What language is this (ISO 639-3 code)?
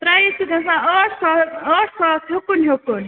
kas